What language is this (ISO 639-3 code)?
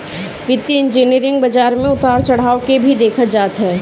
bho